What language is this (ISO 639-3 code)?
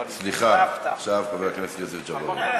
heb